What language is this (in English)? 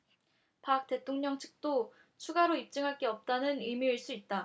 Korean